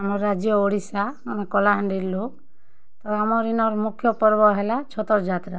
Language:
Odia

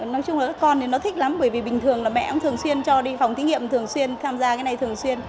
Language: Vietnamese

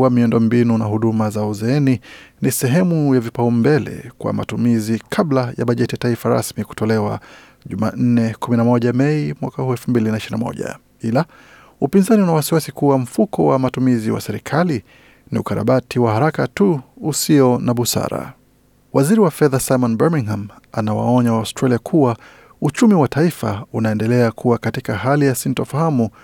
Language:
Swahili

